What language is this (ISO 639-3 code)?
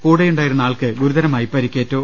mal